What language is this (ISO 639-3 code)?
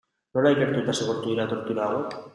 eus